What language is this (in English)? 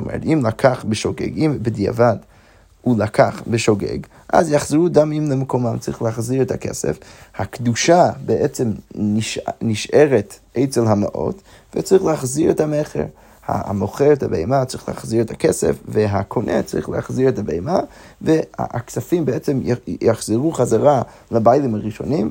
Hebrew